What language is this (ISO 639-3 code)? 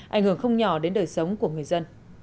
vie